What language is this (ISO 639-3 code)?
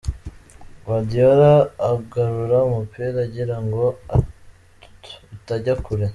kin